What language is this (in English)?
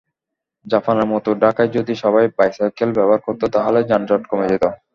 Bangla